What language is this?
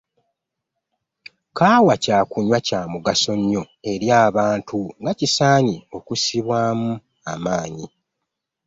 Ganda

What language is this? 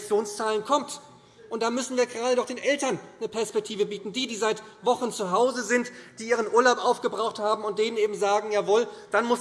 German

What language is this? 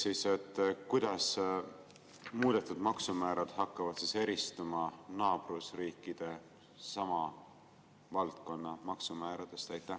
Estonian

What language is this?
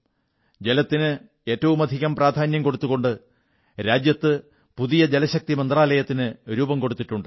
Malayalam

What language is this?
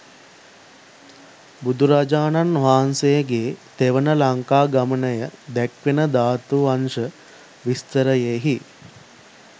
Sinhala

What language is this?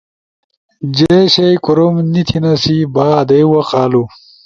Ushojo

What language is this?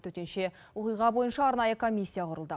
Kazakh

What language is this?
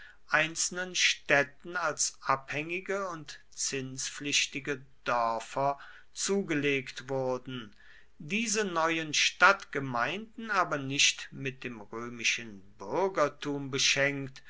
German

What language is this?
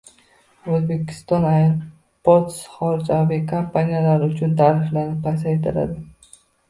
Uzbek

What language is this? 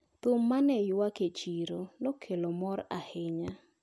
Luo (Kenya and Tanzania)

